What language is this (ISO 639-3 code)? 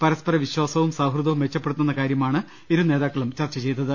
mal